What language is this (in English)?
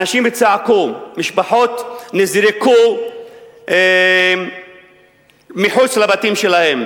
Hebrew